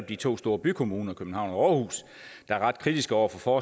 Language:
Danish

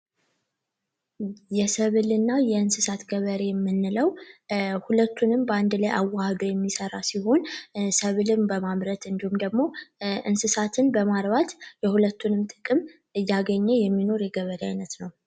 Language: Amharic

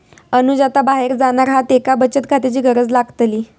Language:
Marathi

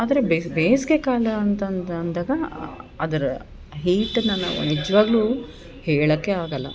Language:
Kannada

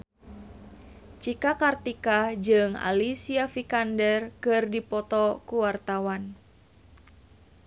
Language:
Sundanese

